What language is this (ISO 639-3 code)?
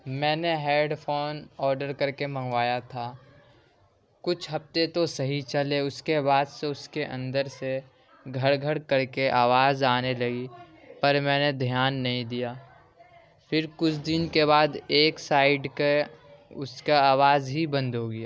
urd